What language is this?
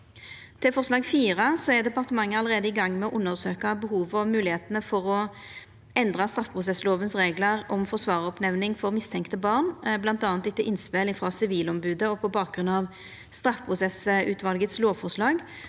Norwegian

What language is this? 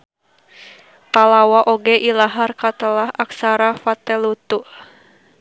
Sundanese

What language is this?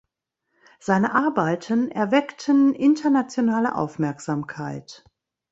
German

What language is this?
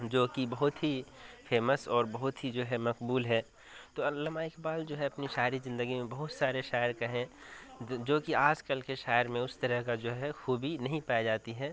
Urdu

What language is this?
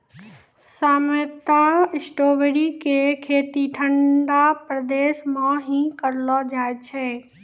Maithili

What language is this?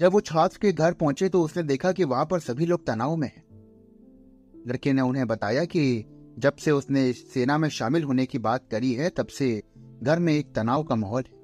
Hindi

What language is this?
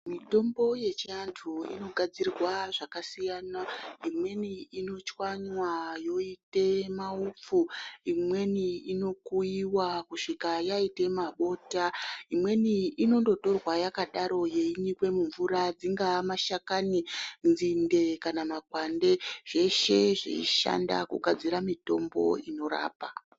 Ndau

